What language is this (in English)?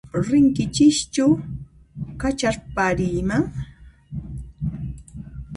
Puno Quechua